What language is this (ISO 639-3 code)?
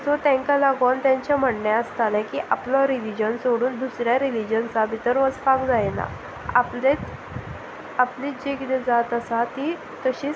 kok